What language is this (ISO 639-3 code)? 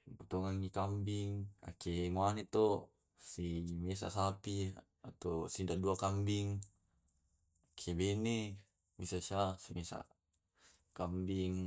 rob